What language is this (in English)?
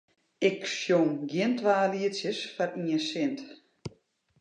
Western Frisian